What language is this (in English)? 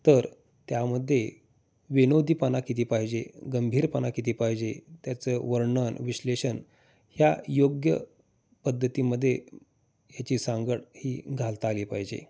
Marathi